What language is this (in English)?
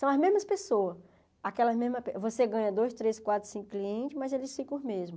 Portuguese